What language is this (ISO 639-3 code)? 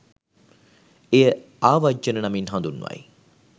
sin